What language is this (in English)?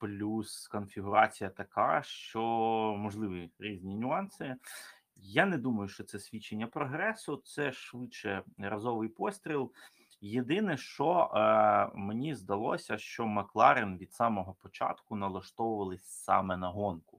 Ukrainian